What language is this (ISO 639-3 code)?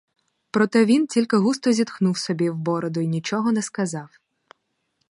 ukr